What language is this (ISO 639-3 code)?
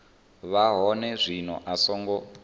ven